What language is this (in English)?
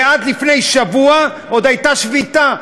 Hebrew